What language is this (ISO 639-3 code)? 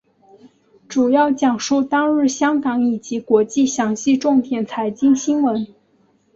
zho